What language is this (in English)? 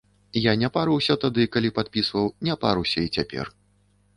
Belarusian